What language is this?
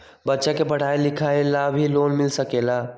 Magahi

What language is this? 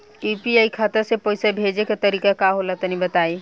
Bhojpuri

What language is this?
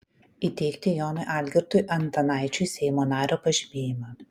Lithuanian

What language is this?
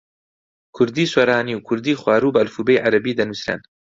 Central Kurdish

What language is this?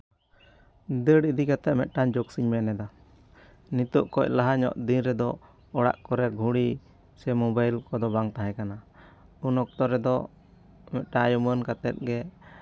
Santali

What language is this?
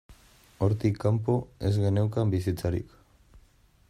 Basque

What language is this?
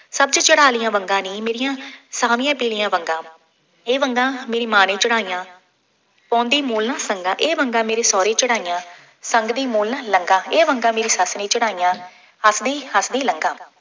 Punjabi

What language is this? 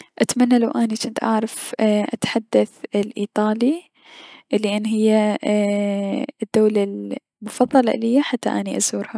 Mesopotamian Arabic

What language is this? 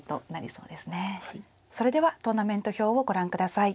Japanese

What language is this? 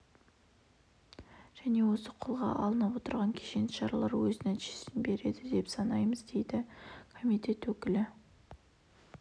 Kazakh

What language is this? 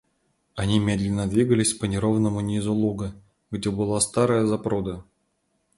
Russian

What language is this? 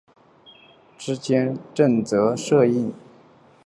Chinese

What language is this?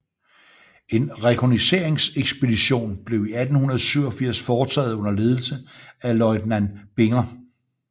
Danish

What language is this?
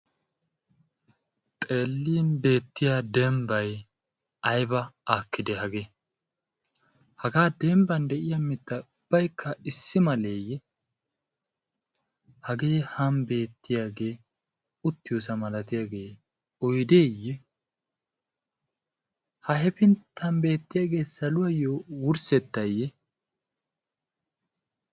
Wolaytta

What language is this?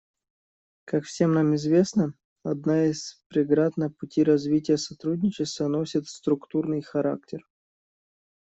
Russian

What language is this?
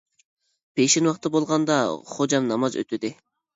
Uyghur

